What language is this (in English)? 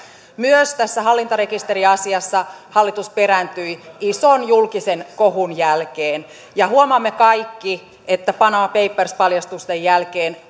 Finnish